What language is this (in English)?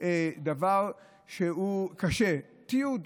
Hebrew